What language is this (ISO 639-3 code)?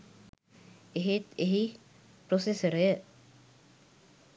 sin